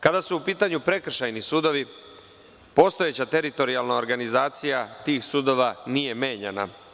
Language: Serbian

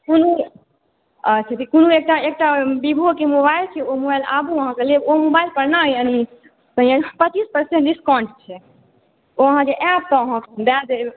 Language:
Maithili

